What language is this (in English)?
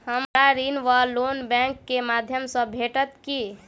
Maithili